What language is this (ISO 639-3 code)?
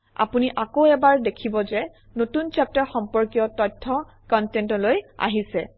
asm